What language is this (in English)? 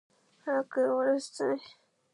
English